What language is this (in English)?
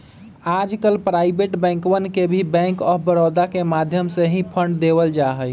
Magahi